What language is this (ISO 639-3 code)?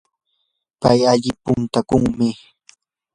qur